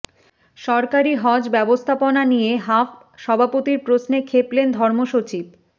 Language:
Bangla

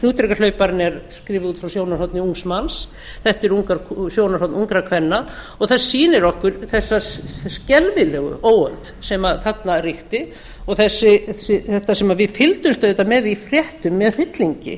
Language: Icelandic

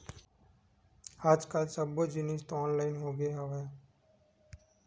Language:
Chhattisgarhi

